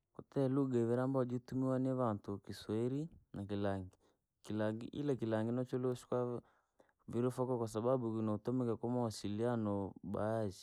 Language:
Langi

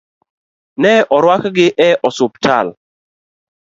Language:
Luo (Kenya and Tanzania)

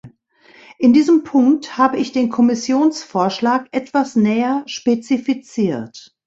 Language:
German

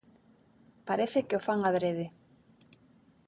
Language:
Galician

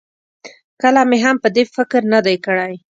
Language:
Pashto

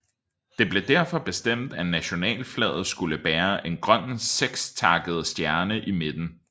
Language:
Danish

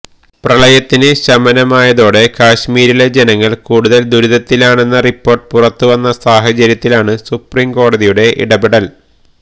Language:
Malayalam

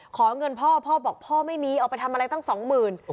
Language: Thai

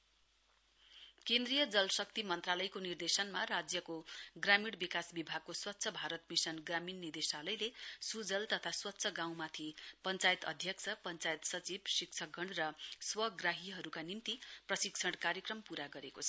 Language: Nepali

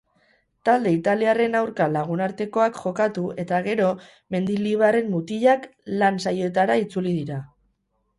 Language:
Basque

